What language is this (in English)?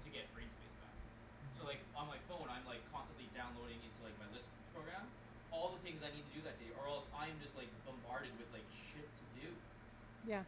English